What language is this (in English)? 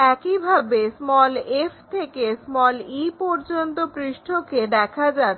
Bangla